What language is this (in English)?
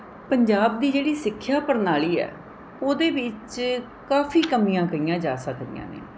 Punjabi